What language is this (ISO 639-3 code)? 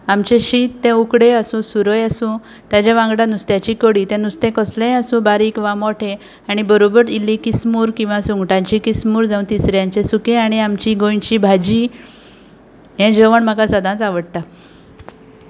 kok